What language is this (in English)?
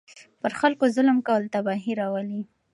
Pashto